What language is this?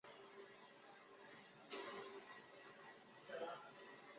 Chinese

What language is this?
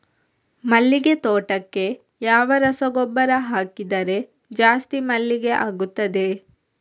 Kannada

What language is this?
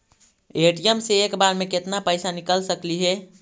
Magahi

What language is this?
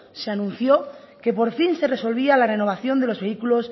Spanish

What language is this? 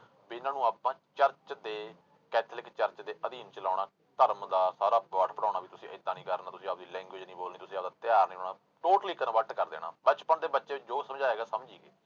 Punjabi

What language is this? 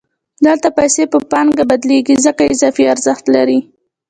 Pashto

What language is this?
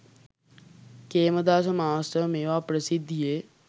Sinhala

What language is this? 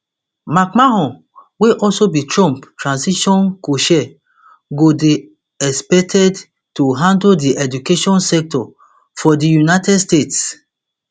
Nigerian Pidgin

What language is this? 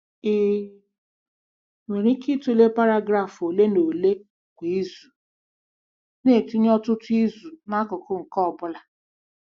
Igbo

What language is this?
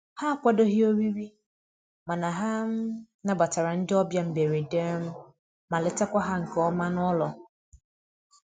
Igbo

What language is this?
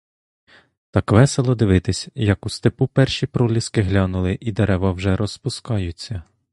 Ukrainian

